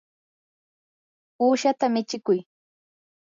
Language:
Yanahuanca Pasco Quechua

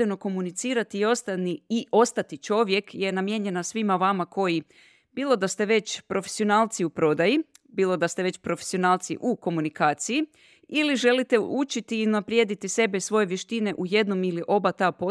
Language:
Croatian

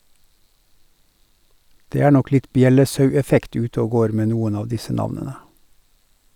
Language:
Norwegian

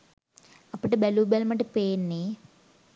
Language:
Sinhala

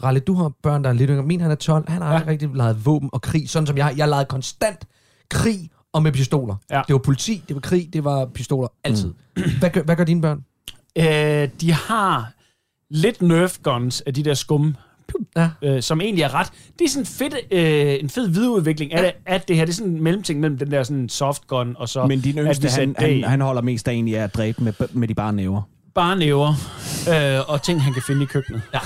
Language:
Danish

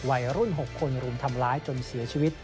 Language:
Thai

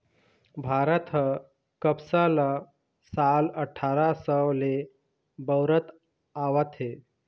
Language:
Chhattisgarhi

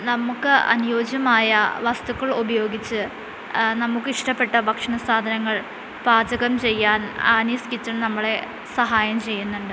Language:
Malayalam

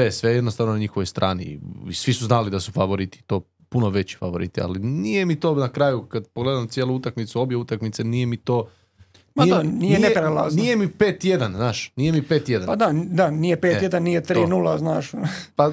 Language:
Croatian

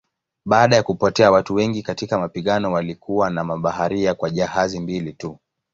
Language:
Swahili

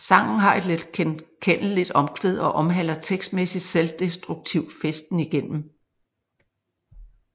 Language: Danish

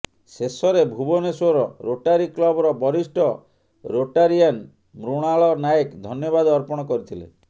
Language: Odia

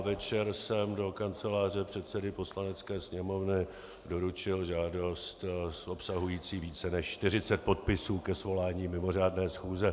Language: Czech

